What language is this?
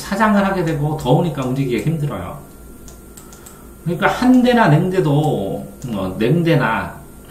Korean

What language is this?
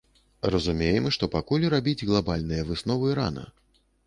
Belarusian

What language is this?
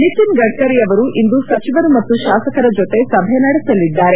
Kannada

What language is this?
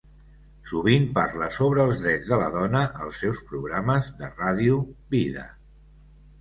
Catalan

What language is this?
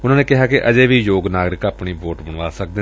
Punjabi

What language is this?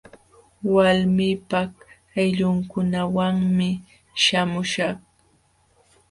Jauja Wanca Quechua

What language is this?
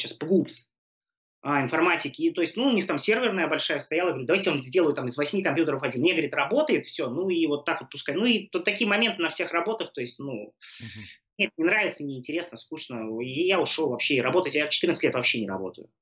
Russian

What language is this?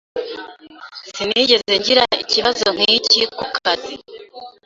Kinyarwanda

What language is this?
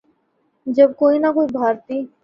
Urdu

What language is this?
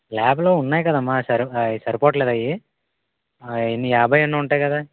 Telugu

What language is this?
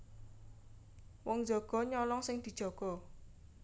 Javanese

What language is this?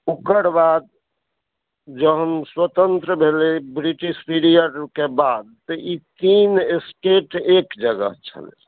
Maithili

